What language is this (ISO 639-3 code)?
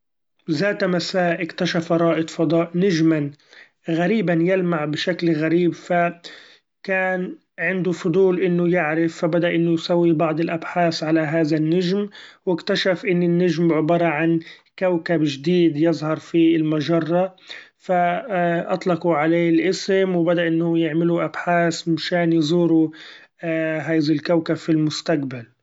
afb